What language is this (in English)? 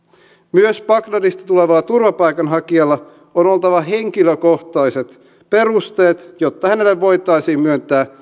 Finnish